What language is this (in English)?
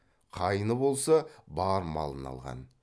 Kazakh